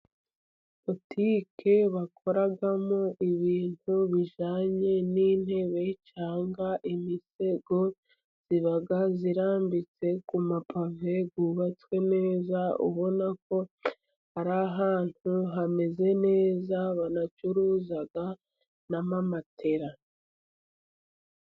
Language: Kinyarwanda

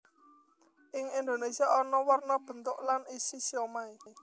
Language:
Javanese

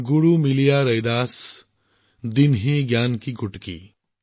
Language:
Assamese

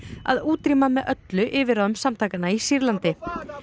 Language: Icelandic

